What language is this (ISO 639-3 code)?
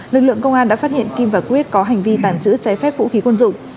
vie